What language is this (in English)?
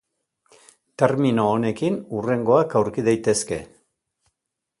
Basque